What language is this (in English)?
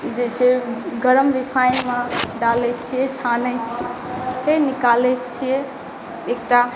Maithili